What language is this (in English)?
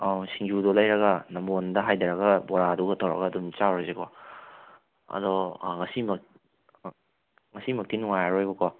Manipuri